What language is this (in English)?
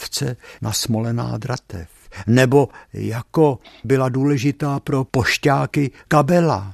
Czech